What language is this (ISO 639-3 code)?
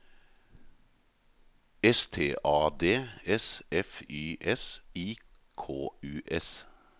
nor